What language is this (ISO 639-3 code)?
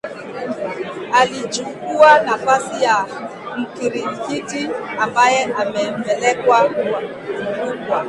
swa